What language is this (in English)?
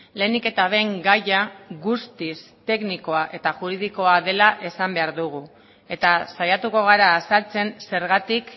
Basque